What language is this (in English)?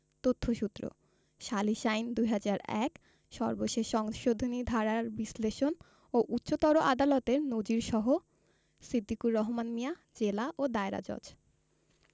Bangla